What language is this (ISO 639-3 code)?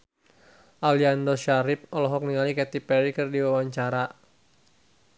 sun